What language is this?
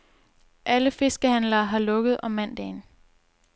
Danish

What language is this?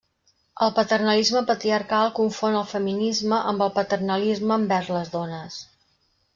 Catalan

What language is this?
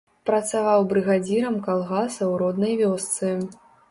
Belarusian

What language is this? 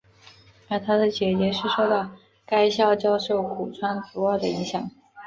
Chinese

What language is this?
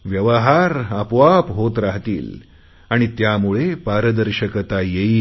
Marathi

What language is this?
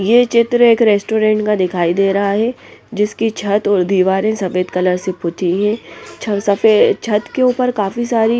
Hindi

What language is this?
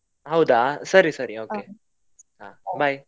Kannada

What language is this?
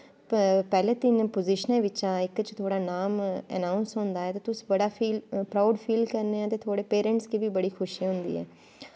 Dogri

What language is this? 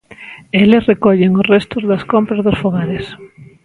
Galician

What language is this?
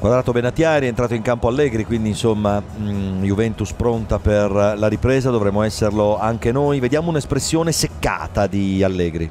Italian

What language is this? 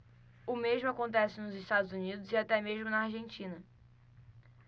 Portuguese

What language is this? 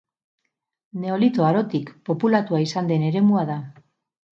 Basque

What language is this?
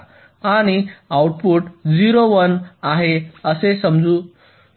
Marathi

